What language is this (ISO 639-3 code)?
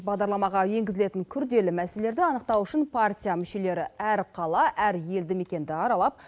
kaz